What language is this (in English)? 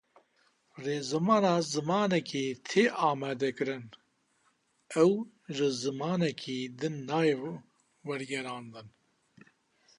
Kurdish